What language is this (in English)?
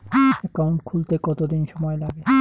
Bangla